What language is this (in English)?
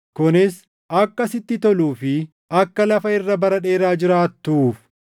Oromo